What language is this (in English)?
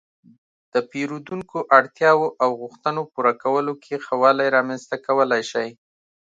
Pashto